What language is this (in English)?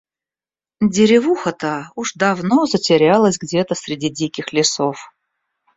Russian